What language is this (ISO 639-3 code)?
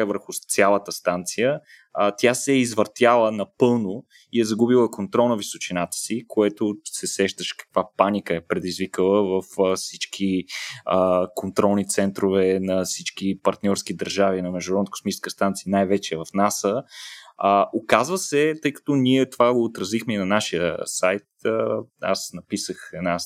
bul